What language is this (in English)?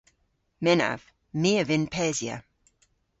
Cornish